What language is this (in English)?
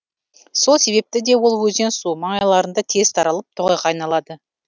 Kazakh